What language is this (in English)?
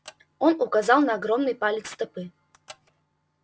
Russian